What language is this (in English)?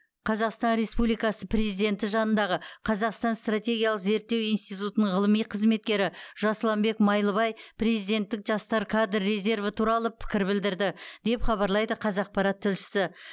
Kazakh